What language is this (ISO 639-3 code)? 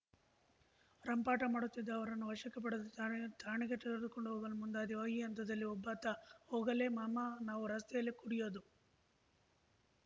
kan